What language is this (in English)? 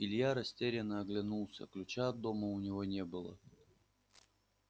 Russian